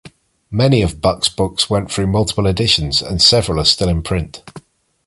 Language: English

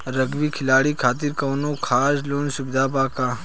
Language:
Bhojpuri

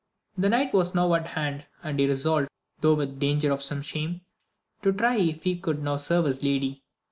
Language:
English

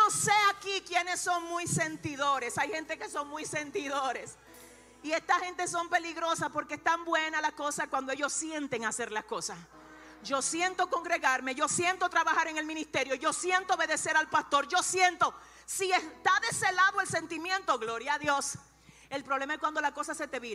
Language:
Spanish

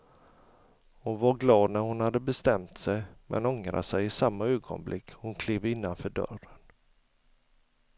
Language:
Swedish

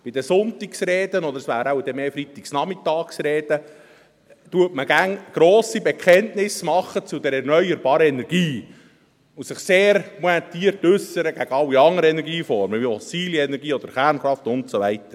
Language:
Swiss German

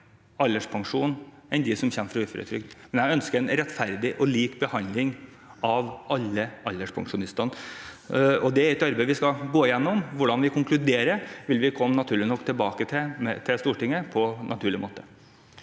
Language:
Norwegian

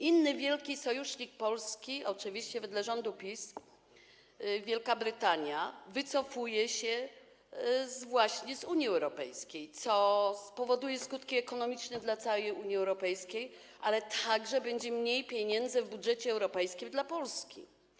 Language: Polish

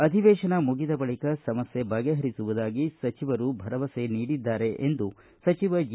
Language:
Kannada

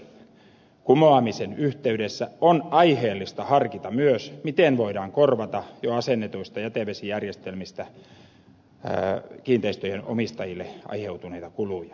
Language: Finnish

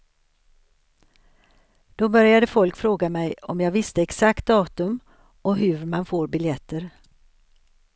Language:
Swedish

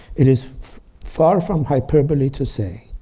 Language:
English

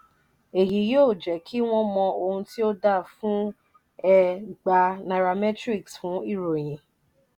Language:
Yoruba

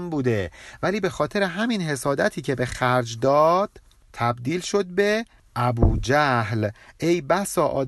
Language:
Persian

